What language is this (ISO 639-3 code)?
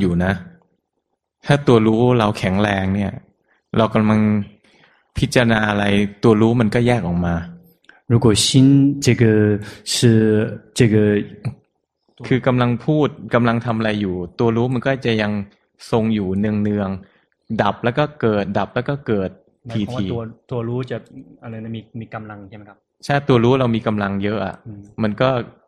zho